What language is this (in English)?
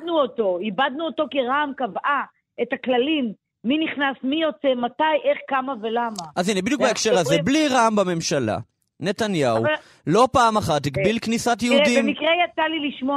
Hebrew